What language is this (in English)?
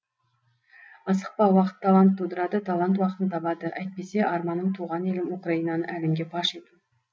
Kazakh